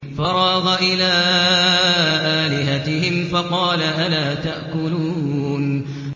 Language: Arabic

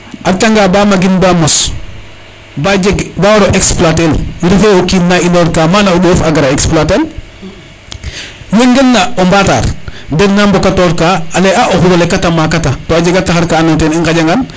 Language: Serer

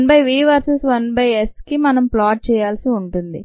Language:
Telugu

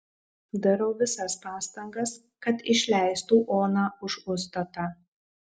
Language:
Lithuanian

